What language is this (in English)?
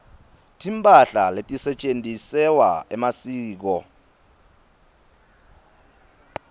Swati